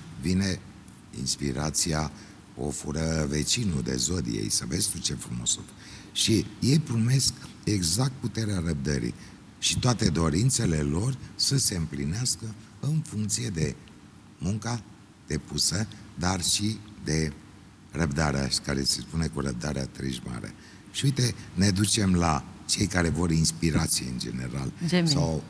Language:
Romanian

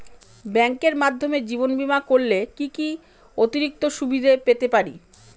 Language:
Bangla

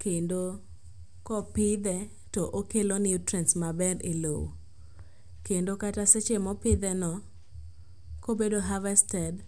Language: Luo (Kenya and Tanzania)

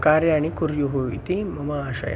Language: Sanskrit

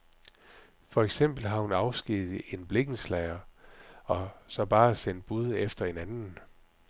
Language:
Danish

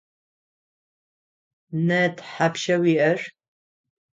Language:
Adyghe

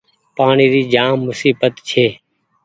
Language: Goaria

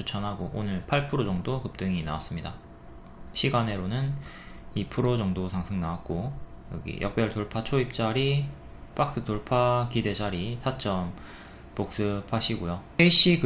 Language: Korean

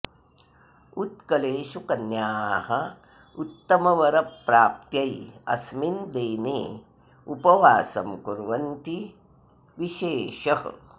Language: Sanskrit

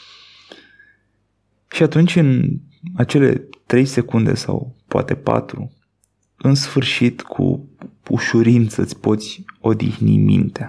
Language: Romanian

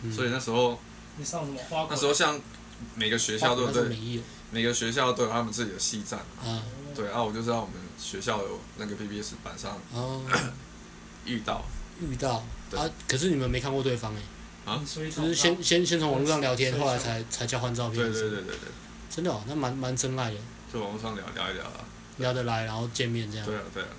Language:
Chinese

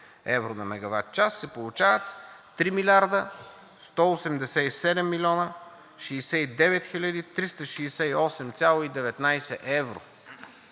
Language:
Bulgarian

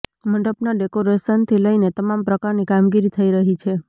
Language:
Gujarati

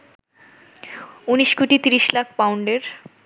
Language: Bangla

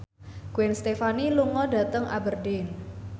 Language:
Javanese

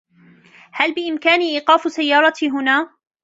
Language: Arabic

